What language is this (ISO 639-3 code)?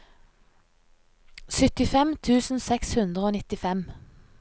nor